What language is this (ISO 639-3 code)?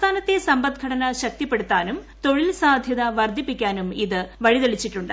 mal